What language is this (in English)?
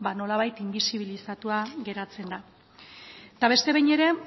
Basque